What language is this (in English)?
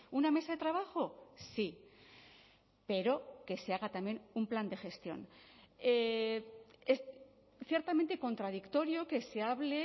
Spanish